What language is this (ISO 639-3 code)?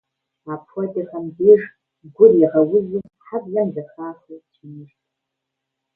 kbd